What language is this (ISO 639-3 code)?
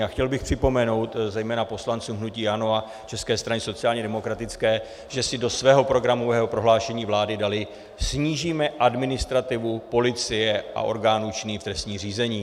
ces